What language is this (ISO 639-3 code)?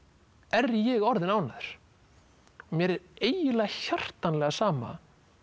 isl